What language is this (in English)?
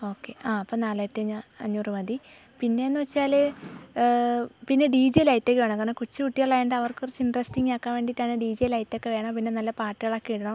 Malayalam